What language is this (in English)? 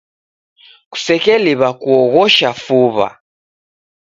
Taita